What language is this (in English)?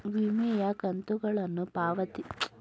Kannada